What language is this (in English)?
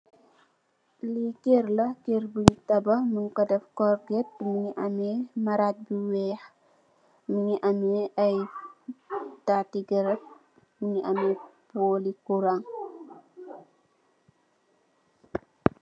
Wolof